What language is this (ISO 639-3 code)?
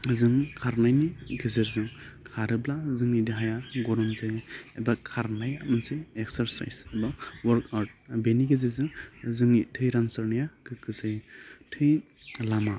brx